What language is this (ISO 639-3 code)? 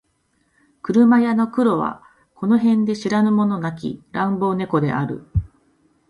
jpn